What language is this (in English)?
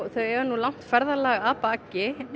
Icelandic